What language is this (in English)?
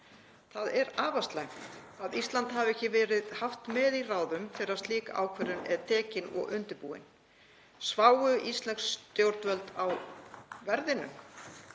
Icelandic